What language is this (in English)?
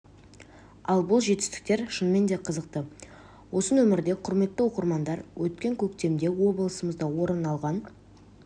Kazakh